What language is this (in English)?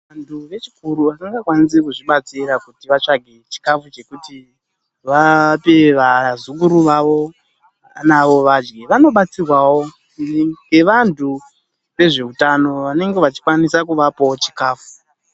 Ndau